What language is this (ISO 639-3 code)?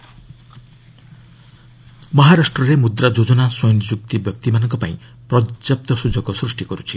ori